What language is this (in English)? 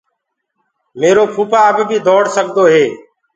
Gurgula